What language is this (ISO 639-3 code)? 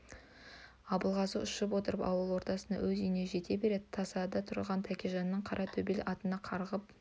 kaz